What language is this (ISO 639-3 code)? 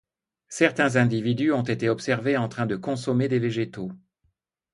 fra